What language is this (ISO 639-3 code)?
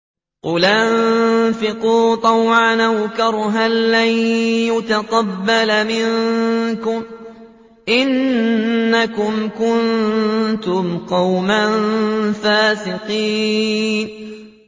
ara